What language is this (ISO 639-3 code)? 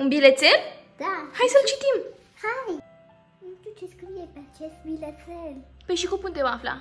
ron